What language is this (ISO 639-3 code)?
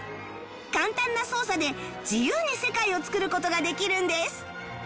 jpn